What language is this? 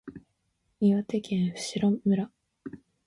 Japanese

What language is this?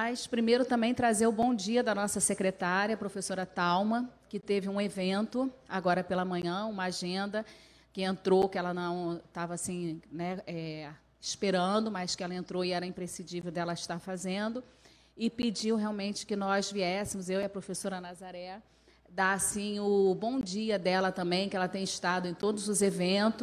Portuguese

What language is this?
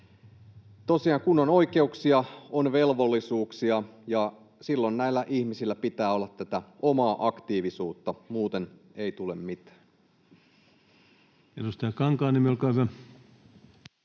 Finnish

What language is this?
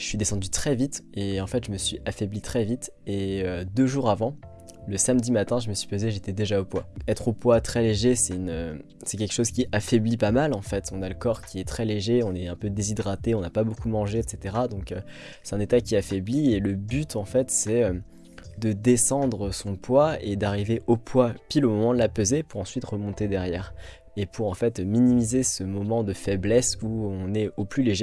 French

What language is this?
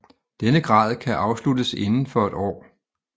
Danish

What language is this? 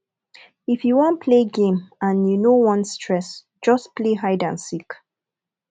Nigerian Pidgin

